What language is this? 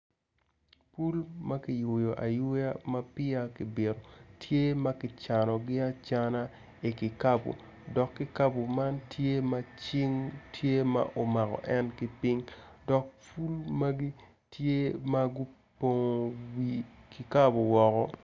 Acoli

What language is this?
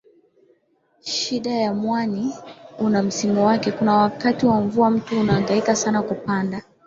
Swahili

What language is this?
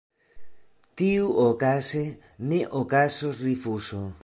Esperanto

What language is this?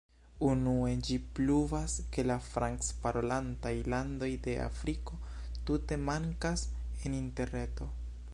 Esperanto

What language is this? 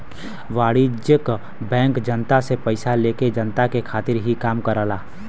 Bhojpuri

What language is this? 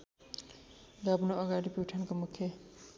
Nepali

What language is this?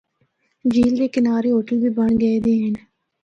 Northern Hindko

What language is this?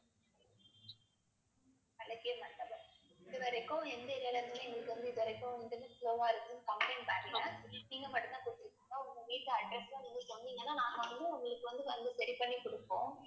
Tamil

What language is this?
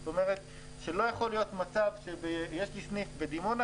Hebrew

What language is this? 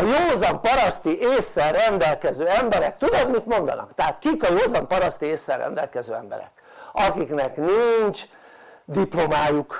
Hungarian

